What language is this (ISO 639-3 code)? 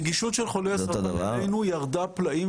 heb